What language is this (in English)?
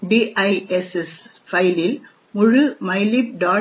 Tamil